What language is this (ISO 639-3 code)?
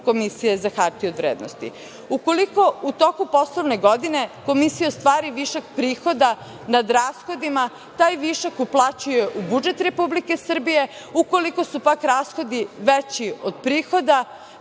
srp